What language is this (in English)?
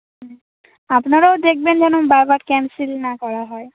Bangla